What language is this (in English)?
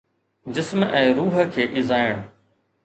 Sindhi